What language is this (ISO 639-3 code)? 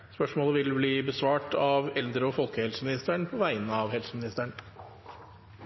nno